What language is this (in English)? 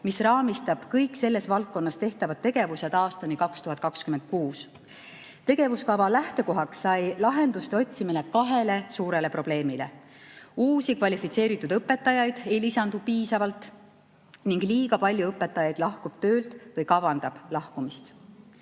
Estonian